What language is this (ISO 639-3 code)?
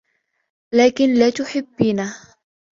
ara